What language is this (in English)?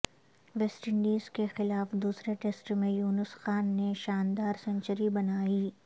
Urdu